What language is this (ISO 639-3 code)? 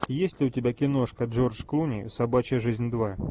rus